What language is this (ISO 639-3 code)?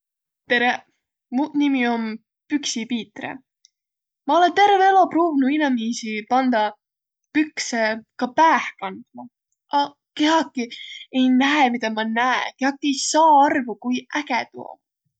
vro